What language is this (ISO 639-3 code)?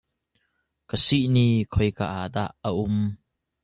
cnh